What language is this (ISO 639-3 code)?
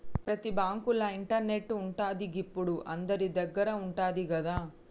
tel